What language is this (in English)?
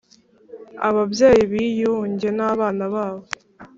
Kinyarwanda